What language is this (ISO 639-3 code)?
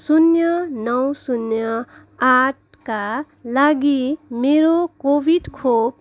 nep